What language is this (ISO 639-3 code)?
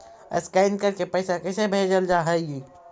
mag